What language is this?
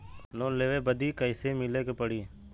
Bhojpuri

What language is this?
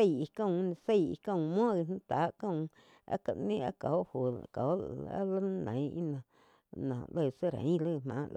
Quiotepec Chinantec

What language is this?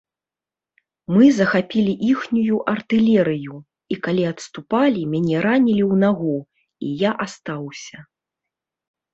Belarusian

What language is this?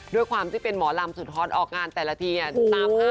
Thai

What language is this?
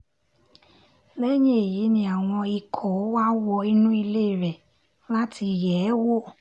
Yoruba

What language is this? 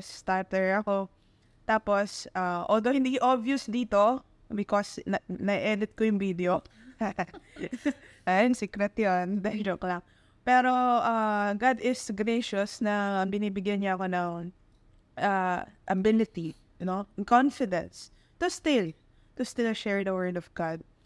Filipino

